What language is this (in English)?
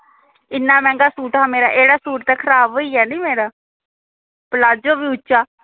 Dogri